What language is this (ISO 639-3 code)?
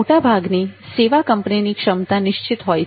guj